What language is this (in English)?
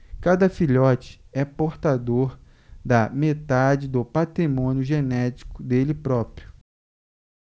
Portuguese